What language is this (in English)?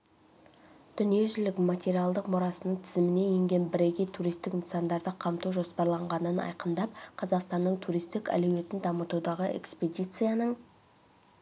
Kazakh